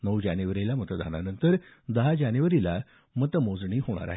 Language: Marathi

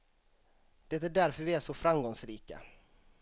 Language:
Swedish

